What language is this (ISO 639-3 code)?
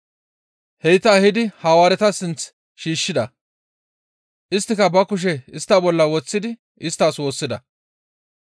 gmv